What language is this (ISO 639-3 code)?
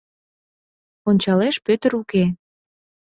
chm